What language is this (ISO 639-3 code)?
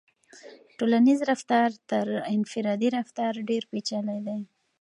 pus